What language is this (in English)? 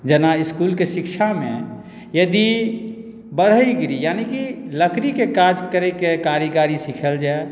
Maithili